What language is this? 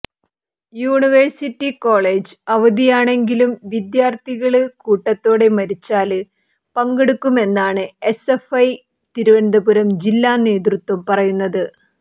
Malayalam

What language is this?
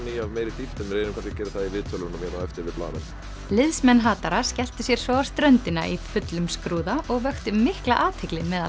Icelandic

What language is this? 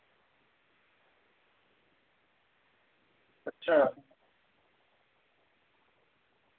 Dogri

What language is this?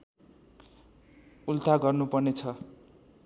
Nepali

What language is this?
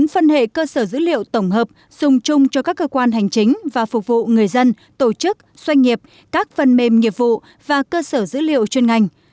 Vietnamese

